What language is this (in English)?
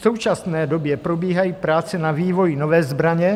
Czech